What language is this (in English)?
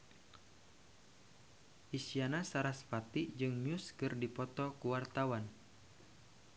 Sundanese